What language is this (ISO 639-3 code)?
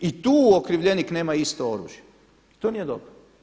hrv